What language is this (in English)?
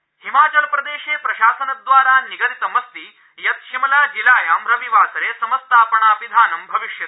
Sanskrit